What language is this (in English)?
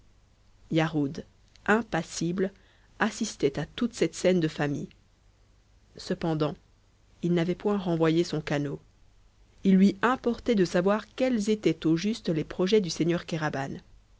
French